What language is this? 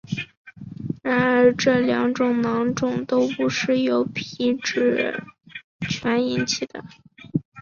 Chinese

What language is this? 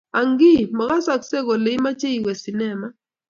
Kalenjin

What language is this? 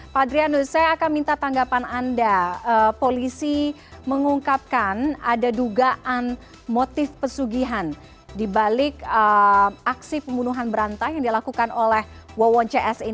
Indonesian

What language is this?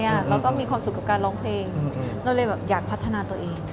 Thai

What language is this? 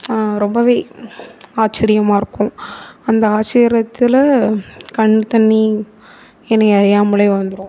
Tamil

